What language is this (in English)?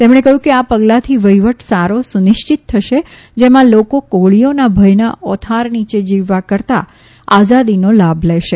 Gujarati